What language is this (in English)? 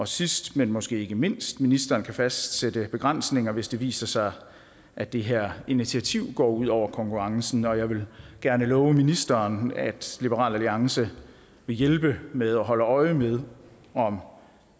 Danish